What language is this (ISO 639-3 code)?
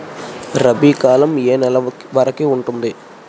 tel